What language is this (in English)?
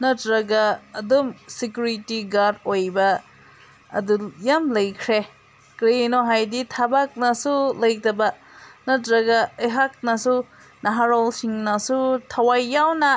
Manipuri